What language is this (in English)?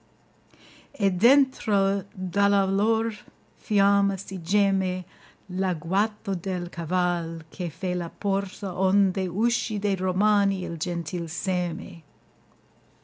Italian